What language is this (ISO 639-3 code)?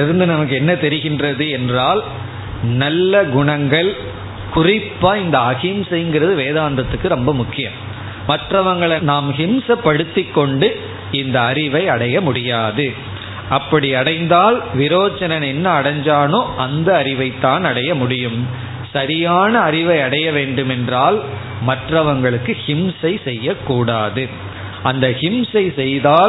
tam